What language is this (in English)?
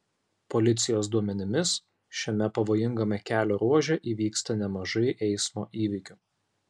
Lithuanian